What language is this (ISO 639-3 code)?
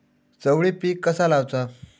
mar